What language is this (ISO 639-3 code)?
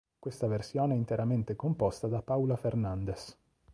ita